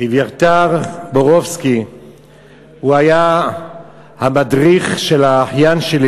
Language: Hebrew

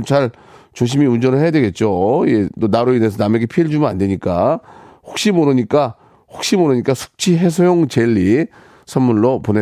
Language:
Korean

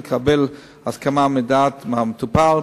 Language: Hebrew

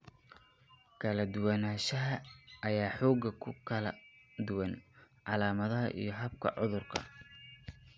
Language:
Somali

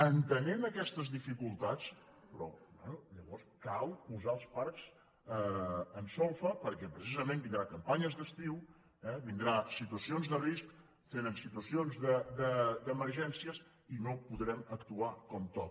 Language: Catalan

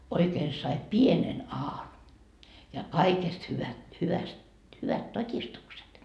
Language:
Finnish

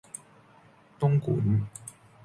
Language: Cantonese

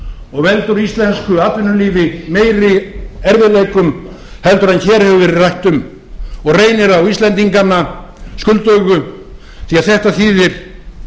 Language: Icelandic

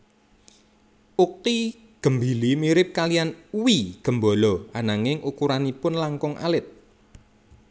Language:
Javanese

